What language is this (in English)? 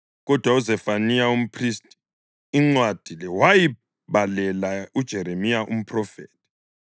North Ndebele